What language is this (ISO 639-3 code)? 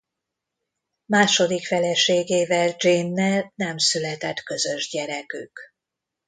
hun